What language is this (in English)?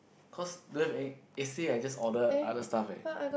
English